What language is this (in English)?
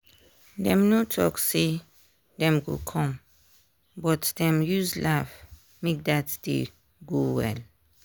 Nigerian Pidgin